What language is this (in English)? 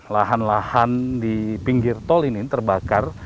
Indonesian